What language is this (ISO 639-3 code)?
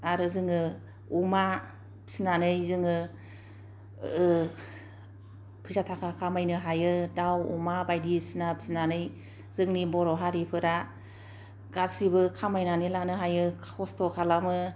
brx